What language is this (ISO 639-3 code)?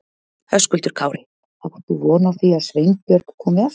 isl